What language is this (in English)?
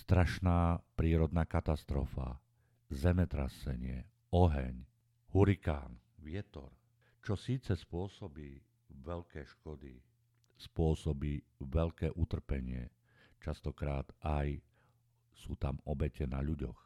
Slovak